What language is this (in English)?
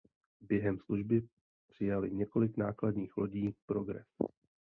Czech